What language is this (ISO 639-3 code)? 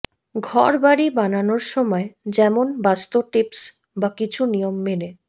ben